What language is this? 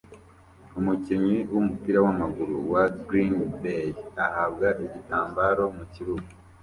Kinyarwanda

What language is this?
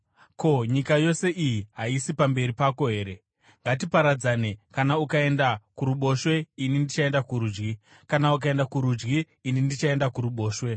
Shona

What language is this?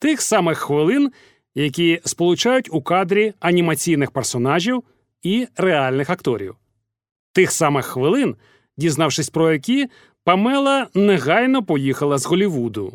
Ukrainian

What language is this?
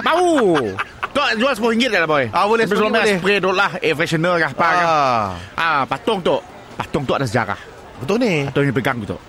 Malay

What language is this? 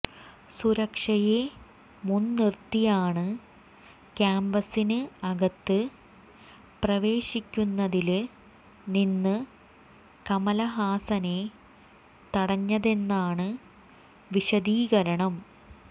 Malayalam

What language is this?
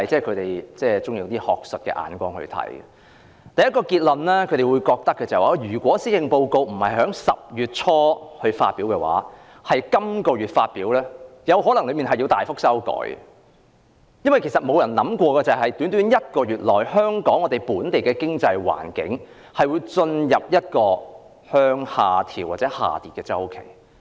Cantonese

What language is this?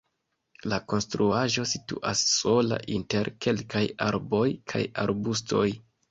Esperanto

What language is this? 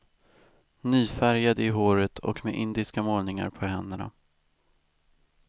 Swedish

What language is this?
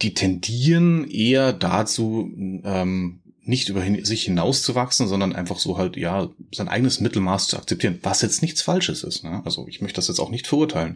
German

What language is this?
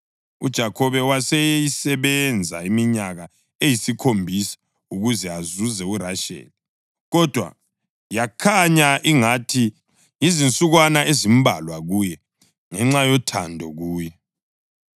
North Ndebele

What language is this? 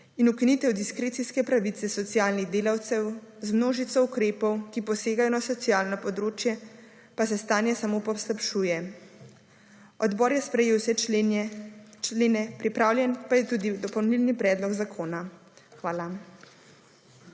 Slovenian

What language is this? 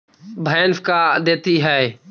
Magahi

